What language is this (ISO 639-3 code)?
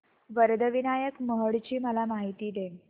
mar